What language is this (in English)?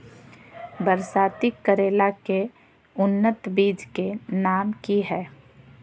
Magahi